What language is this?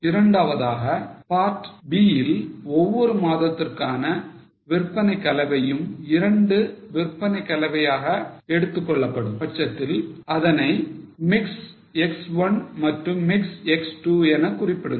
Tamil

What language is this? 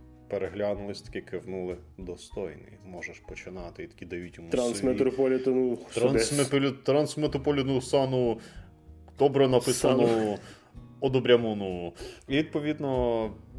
Ukrainian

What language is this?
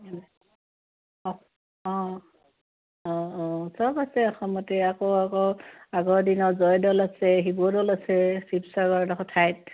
Assamese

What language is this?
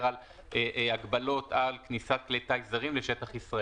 Hebrew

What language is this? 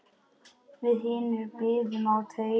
Icelandic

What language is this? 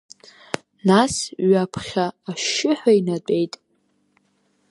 Abkhazian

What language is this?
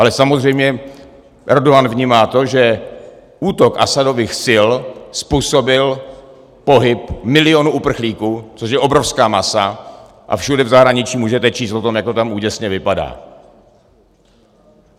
Czech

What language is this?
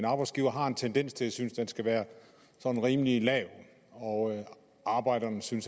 Danish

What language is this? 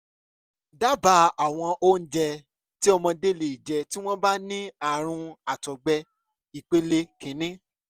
Yoruba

